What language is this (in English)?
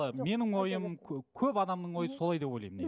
Kazakh